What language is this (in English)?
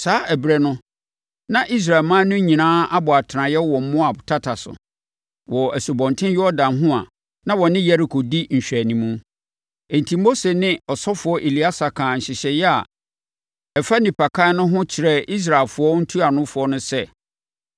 Akan